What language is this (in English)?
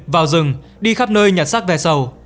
Vietnamese